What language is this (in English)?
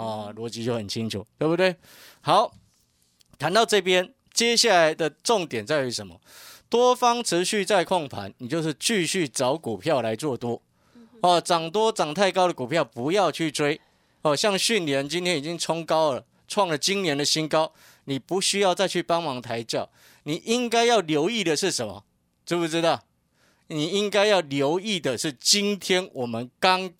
Chinese